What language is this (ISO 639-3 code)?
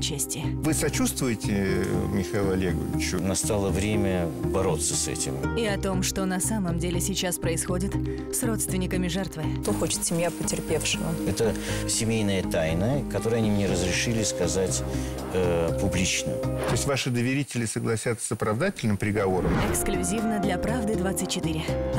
rus